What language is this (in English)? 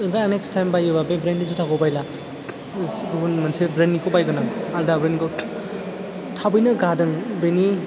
Bodo